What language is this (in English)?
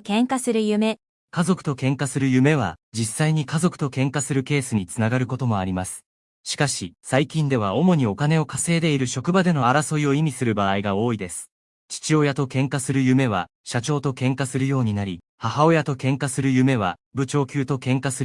Japanese